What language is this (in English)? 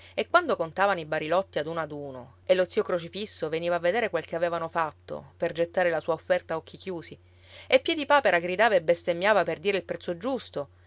Italian